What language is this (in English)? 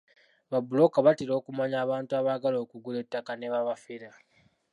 Ganda